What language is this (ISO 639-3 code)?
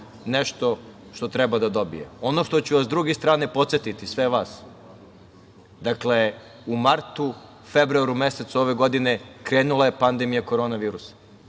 srp